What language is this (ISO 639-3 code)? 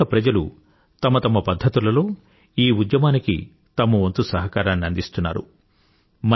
tel